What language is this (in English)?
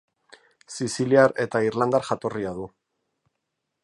Basque